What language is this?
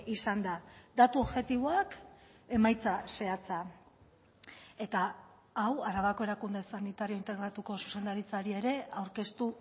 Basque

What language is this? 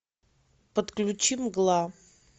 Russian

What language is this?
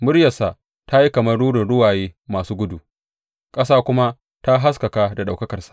Hausa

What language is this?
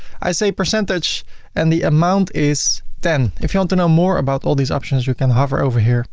English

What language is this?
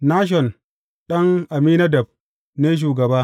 Hausa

